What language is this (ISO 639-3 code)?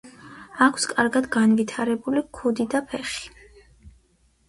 kat